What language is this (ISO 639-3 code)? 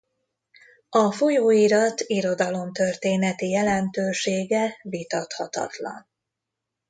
hun